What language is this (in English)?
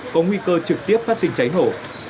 Vietnamese